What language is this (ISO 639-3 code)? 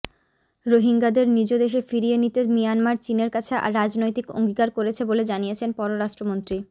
ben